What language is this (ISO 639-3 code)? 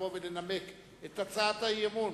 heb